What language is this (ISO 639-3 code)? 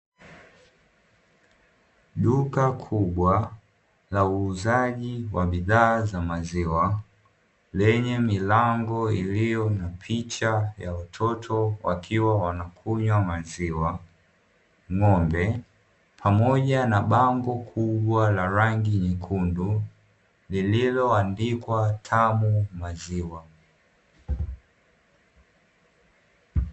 swa